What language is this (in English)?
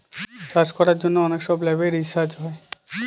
Bangla